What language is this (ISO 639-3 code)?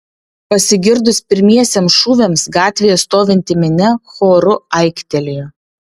lit